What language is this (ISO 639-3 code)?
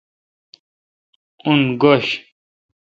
xka